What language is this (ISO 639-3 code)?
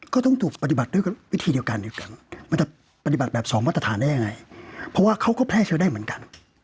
tha